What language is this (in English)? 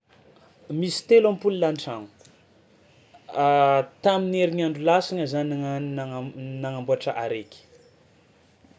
Tsimihety Malagasy